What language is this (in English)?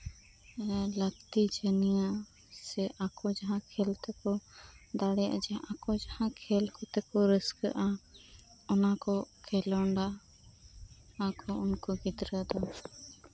Santali